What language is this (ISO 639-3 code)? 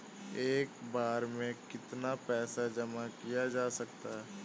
hin